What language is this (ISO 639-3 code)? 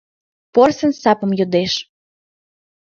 chm